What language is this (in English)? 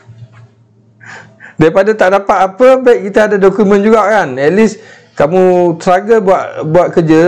Malay